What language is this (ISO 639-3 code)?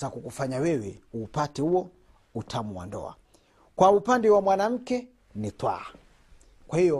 swa